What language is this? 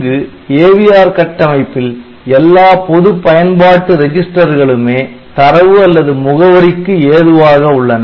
Tamil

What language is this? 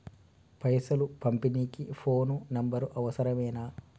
Telugu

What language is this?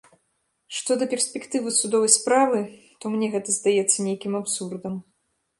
Belarusian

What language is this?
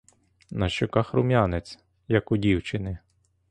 Ukrainian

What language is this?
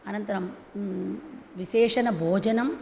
Sanskrit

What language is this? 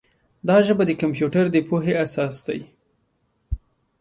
Pashto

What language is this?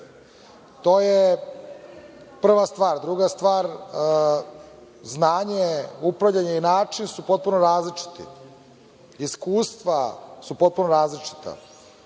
Serbian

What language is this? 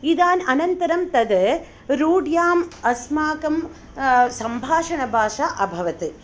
Sanskrit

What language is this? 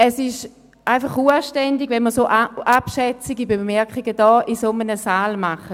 Swiss German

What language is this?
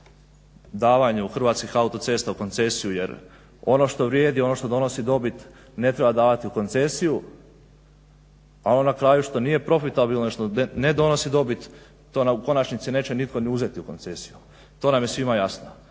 Croatian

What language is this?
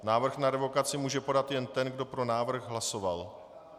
Czech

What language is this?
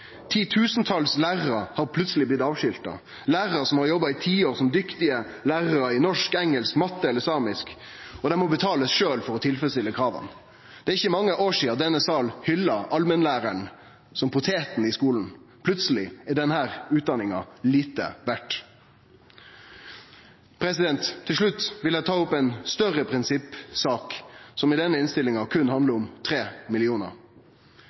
Norwegian Nynorsk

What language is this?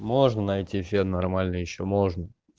Russian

